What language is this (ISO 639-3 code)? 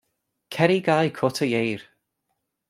cym